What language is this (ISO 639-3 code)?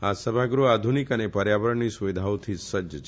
guj